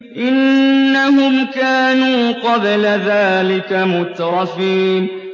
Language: Arabic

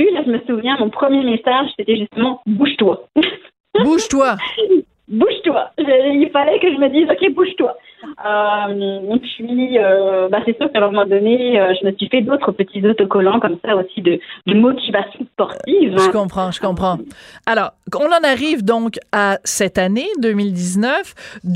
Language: French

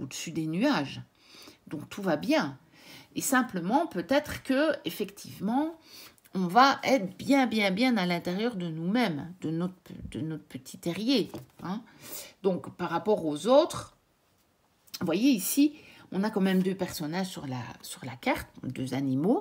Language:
French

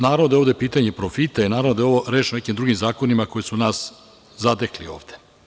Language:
Serbian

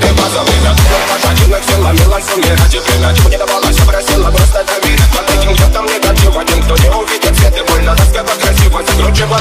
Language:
Romanian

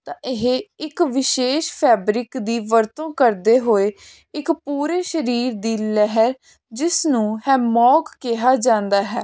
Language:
Punjabi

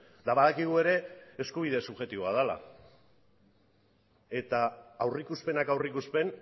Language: Basque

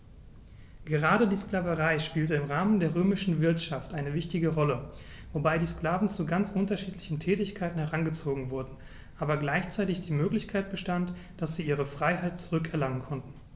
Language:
German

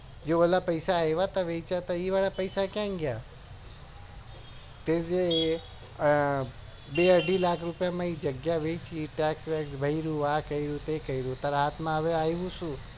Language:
Gujarati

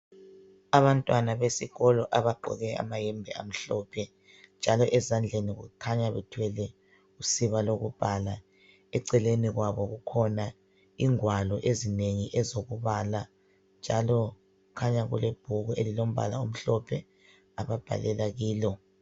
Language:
North Ndebele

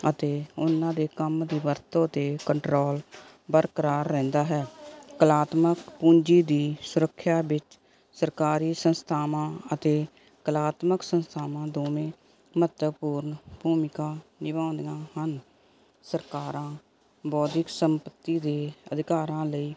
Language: Punjabi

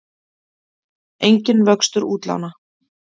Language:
Icelandic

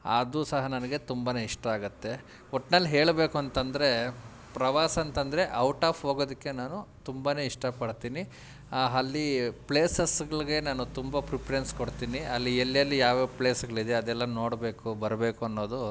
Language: Kannada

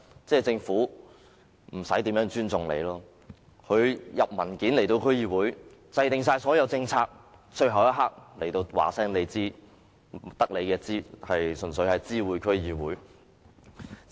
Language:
Cantonese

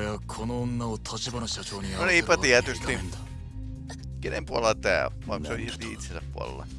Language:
Japanese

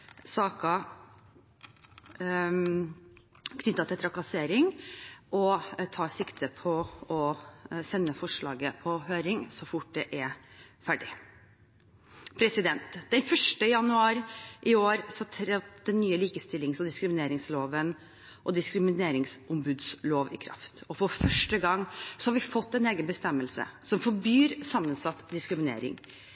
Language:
Norwegian Bokmål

